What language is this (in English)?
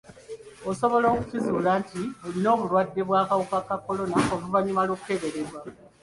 Ganda